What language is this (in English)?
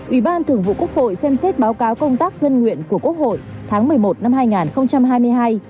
Vietnamese